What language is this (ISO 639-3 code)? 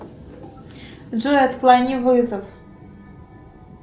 rus